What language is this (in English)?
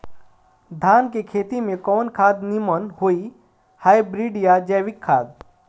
Bhojpuri